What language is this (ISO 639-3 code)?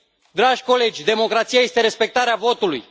ron